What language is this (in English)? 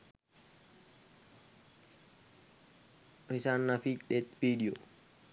Sinhala